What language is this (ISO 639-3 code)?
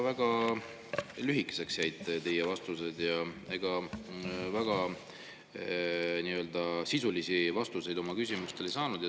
est